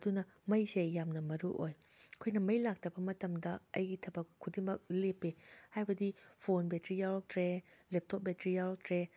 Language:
Manipuri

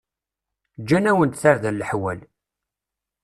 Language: Kabyle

